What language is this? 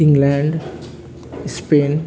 Nepali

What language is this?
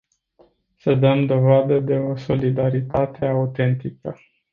Romanian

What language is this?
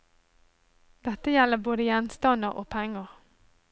Norwegian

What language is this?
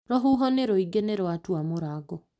Kikuyu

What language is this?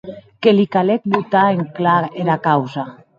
Occitan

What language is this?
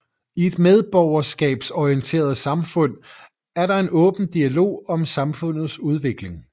Danish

